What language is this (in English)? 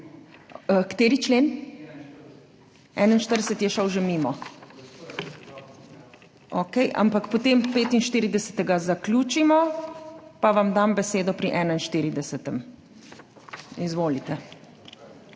Slovenian